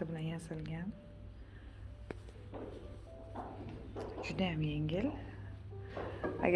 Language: Turkish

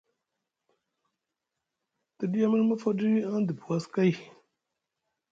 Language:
Musgu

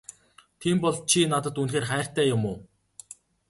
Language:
Mongolian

